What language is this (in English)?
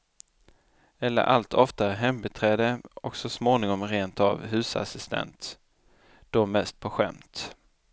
Swedish